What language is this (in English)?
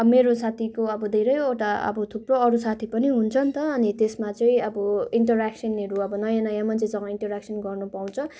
Nepali